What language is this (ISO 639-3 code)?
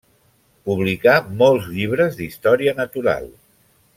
cat